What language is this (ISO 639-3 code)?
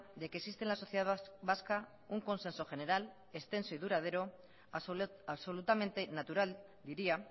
spa